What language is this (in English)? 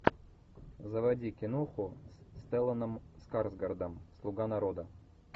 Russian